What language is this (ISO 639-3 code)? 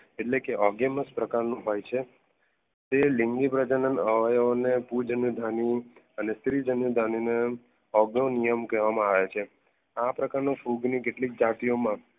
guj